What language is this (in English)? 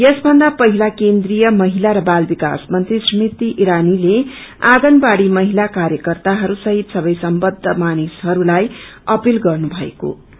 Nepali